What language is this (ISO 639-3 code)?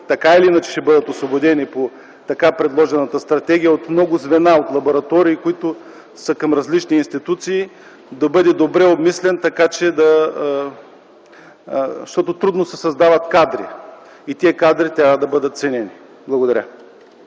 bul